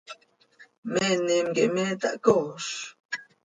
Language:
Seri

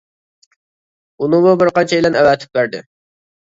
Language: Uyghur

